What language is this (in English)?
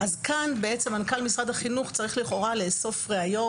Hebrew